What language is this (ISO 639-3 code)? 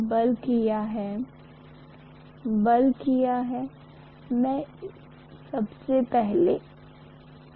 hin